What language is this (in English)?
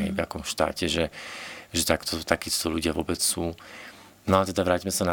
Slovak